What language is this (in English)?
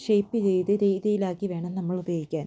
Malayalam